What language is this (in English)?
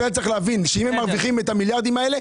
Hebrew